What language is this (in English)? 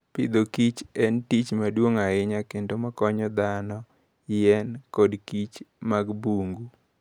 Luo (Kenya and Tanzania)